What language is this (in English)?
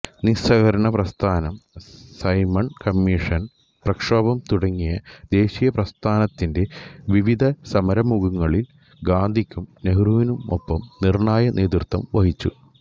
Malayalam